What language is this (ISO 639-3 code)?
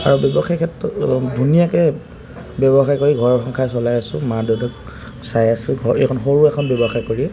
asm